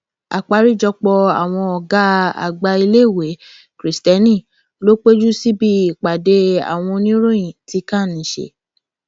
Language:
Yoruba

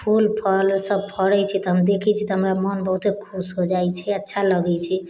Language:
Maithili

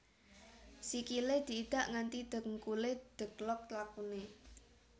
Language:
Javanese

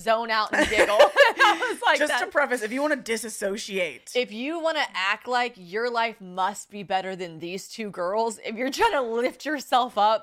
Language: English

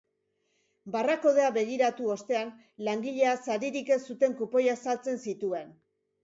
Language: Basque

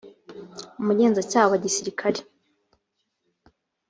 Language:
Kinyarwanda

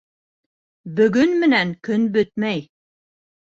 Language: Bashkir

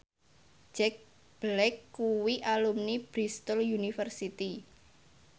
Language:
Javanese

